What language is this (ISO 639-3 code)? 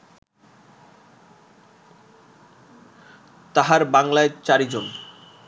ben